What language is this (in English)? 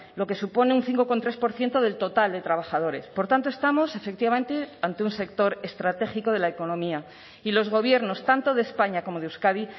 Spanish